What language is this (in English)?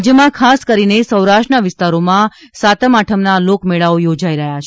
Gujarati